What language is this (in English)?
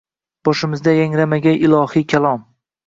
Uzbek